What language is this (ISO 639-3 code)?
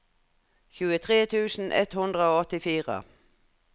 nor